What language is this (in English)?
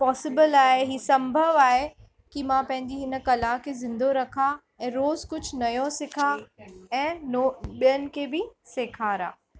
Sindhi